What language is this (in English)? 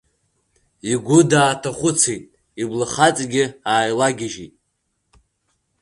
Abkhazian